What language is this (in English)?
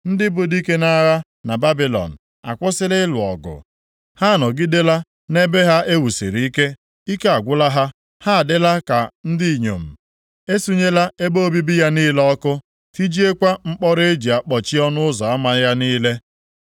Igbo